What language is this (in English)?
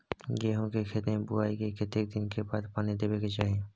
Maithili